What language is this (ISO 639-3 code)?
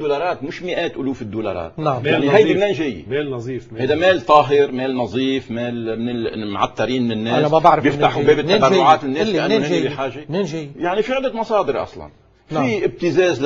ara